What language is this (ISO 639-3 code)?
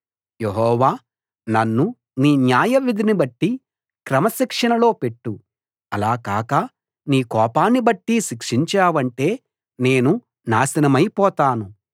tel